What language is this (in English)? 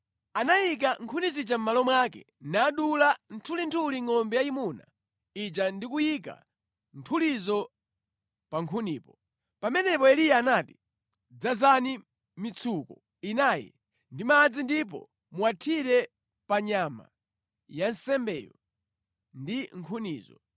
Nyanja